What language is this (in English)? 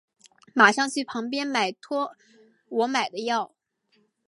Chinese